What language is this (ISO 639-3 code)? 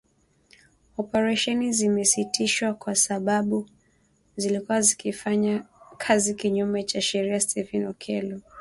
swa